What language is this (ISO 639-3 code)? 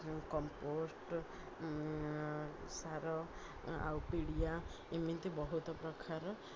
ori